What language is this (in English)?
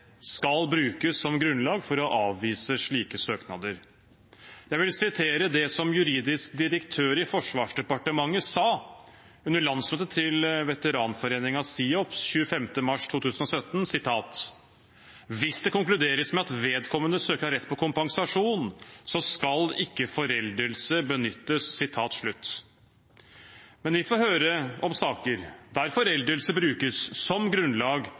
Norwegian Bokmål